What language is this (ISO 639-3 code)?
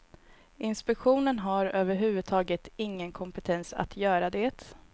swe